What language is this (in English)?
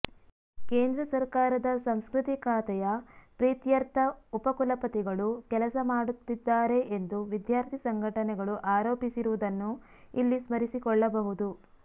Kannada